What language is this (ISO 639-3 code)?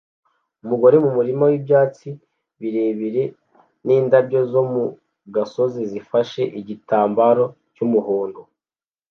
kin